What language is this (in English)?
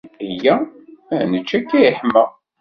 Kabyle